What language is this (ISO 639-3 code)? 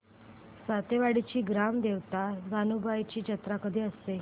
mar